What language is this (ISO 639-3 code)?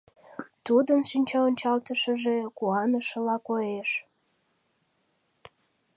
chm